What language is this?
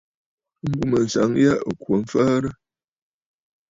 Bafut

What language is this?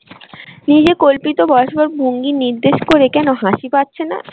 Bangla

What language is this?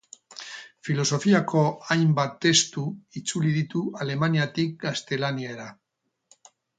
Basque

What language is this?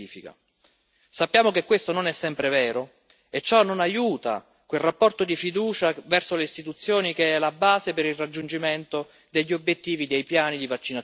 Italian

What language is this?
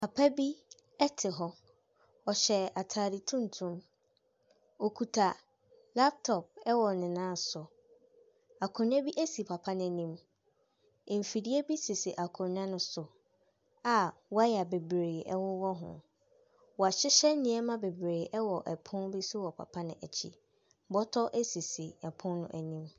Akan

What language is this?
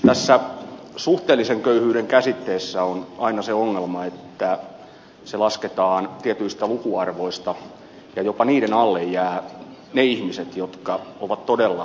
Finnish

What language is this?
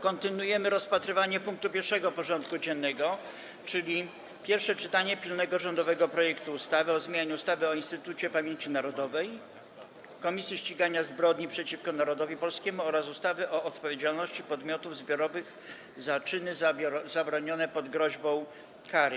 Polish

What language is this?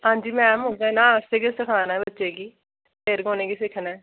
Dogri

